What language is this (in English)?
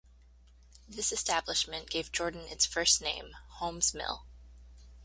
English